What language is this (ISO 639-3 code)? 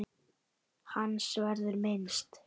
isl